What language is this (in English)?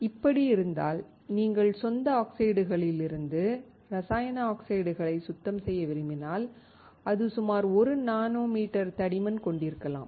Tamil